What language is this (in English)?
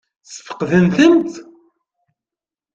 Kabyle